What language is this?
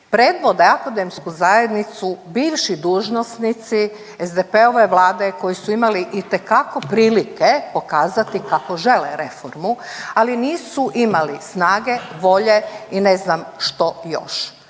Croatian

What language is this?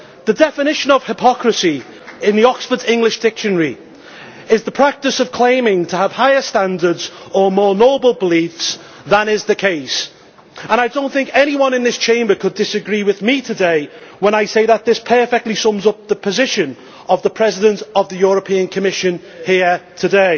English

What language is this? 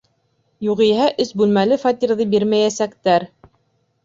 Bashkir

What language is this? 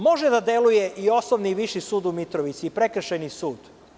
Serbian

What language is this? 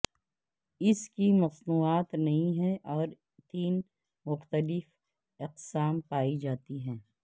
Urdu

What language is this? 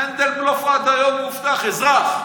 Hebrew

